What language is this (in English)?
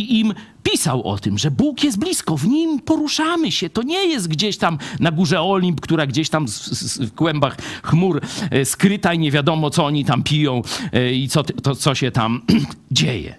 Polish